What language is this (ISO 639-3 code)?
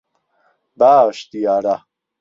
ckb